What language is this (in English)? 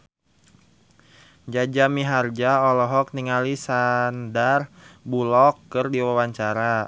Sundanese